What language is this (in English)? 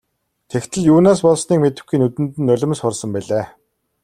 Mongolian